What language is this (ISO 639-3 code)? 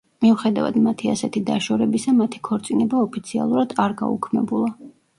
kat